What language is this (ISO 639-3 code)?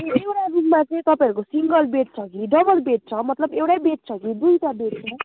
nep